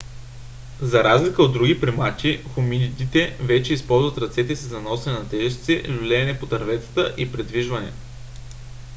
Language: Bulgarian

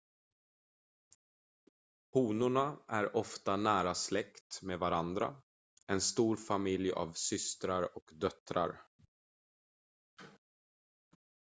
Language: Swedish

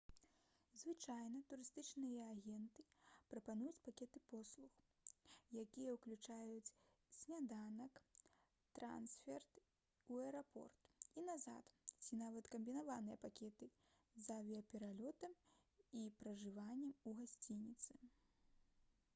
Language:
Belarusian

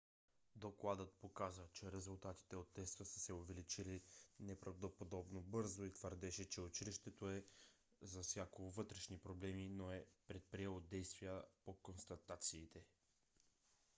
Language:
Bulgarian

